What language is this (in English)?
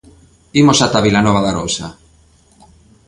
Galician